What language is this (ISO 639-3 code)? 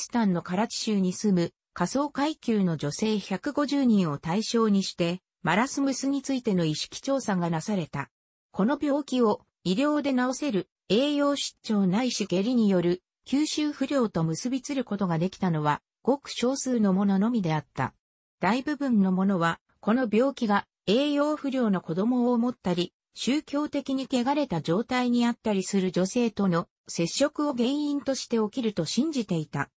jpn